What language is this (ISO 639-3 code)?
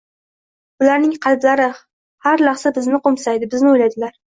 uzb